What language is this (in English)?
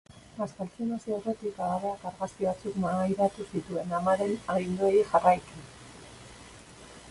Basque